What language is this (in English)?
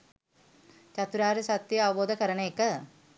Sinhala